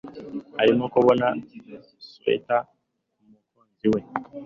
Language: Kinyarwanda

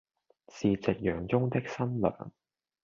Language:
Cantonese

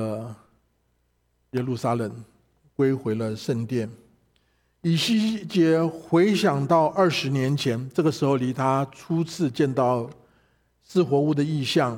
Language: Chinese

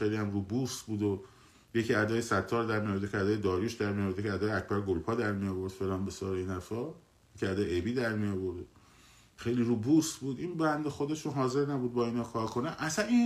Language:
Persian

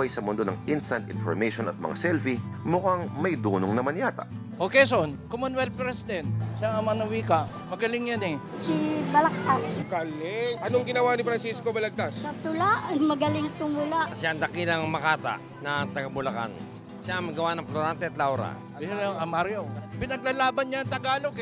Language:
Filipino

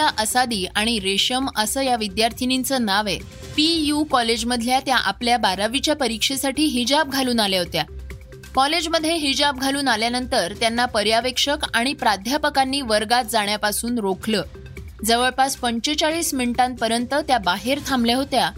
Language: Marathi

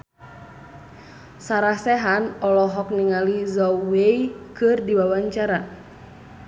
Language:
Sundanese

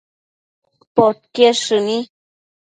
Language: Matsés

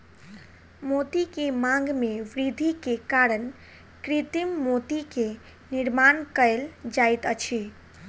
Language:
Maithili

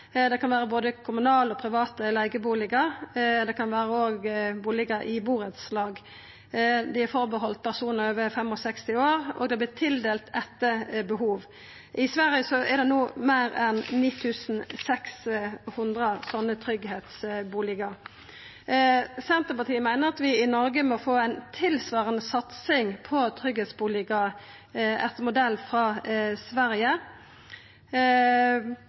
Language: Norwegian Nynorsk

